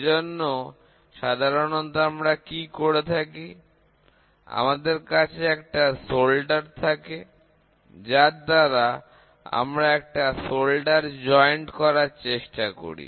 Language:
Bangla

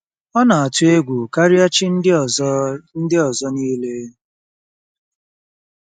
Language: Igbo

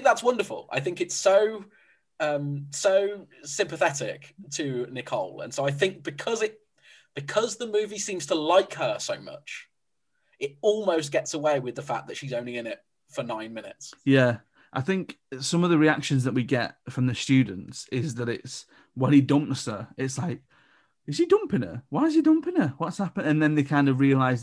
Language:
English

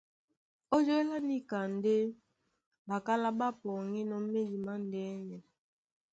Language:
Duala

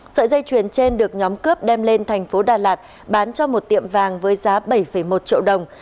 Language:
Vietnamese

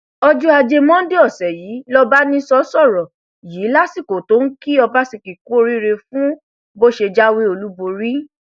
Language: Yoruba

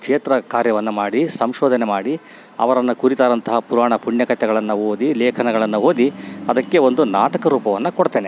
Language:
Kannada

